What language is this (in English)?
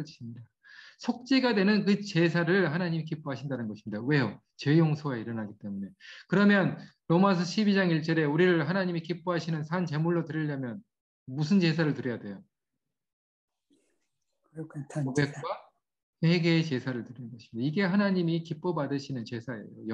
Korean